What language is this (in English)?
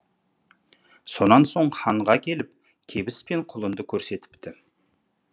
Kazakh